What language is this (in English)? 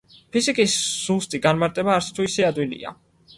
Georgian